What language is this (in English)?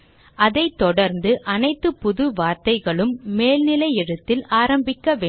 Tamil